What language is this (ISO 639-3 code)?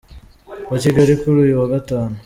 kin